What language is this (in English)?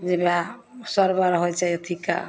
Maithili